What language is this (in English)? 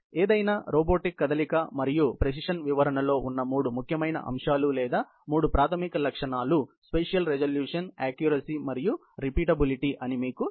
Telugu